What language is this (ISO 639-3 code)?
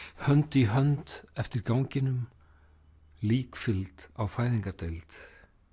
isl